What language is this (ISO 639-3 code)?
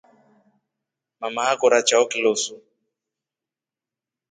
rof